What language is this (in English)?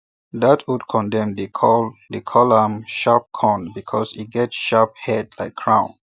Nigerian Pidgin